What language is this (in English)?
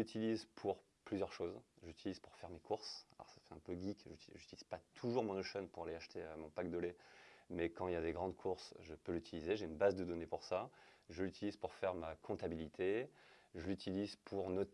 French